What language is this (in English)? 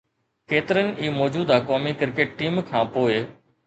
Sindhi